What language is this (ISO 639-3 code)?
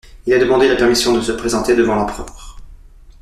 fra